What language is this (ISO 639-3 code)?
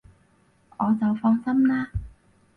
yue